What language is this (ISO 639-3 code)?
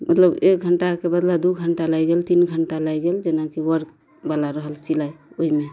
mai